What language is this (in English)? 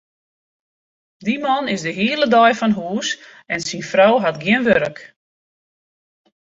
Western Frisian